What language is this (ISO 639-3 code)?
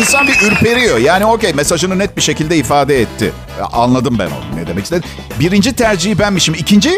tur